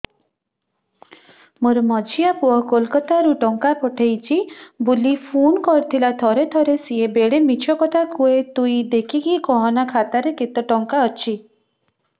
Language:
Odia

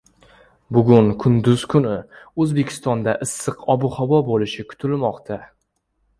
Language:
Uzbek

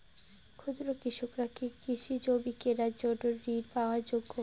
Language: Bangla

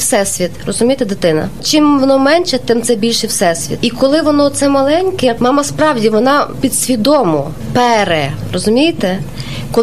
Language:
Ukrainian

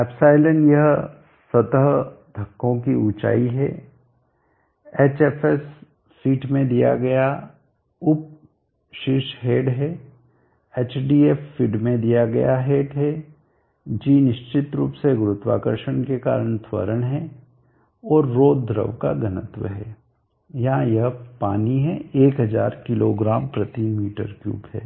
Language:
Hindi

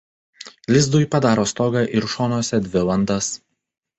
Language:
Lithuanian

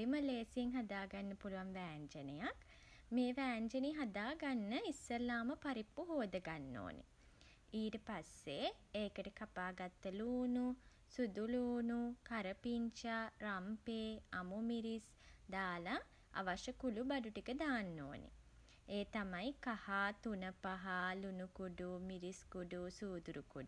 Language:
Sinhala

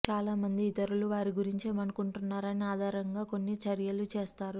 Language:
Telugu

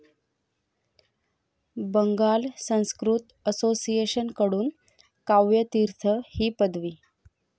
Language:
Marathi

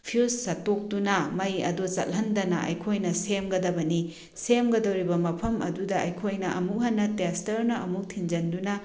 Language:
Manipuri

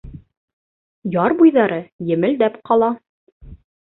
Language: Bashkir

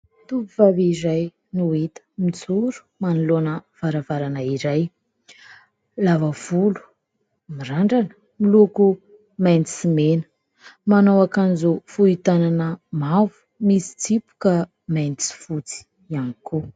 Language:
Malagasy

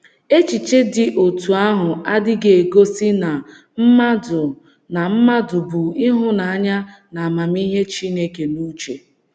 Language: Igbo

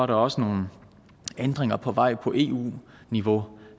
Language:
Danish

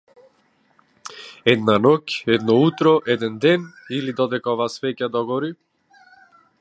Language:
Macedonian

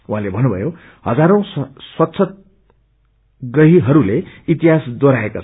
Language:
Nepali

